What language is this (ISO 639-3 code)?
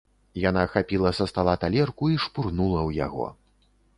bel